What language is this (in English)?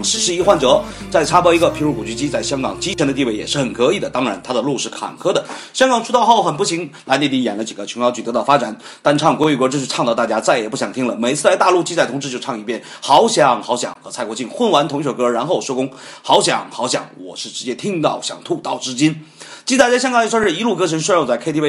Chinese